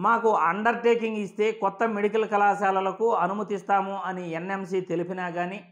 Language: Telugu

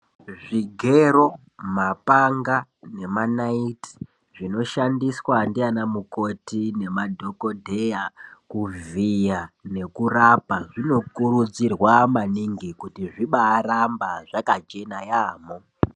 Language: Ndau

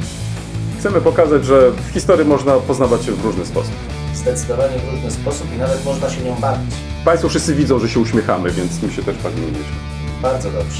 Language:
Polish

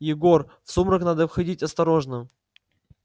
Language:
Russian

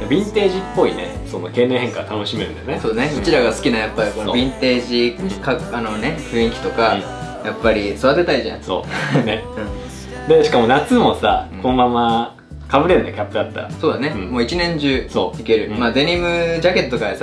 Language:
Japanese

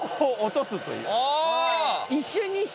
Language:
Japanese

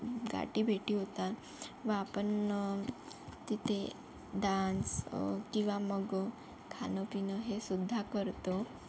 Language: Marathi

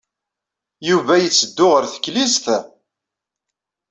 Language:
Kabyle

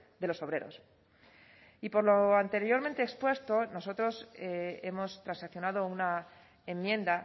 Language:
Spanish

